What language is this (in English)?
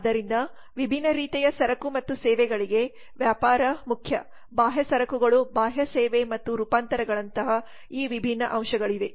Kannada